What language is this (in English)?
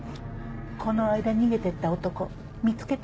Japanese